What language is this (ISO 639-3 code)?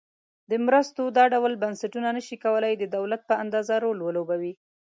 pus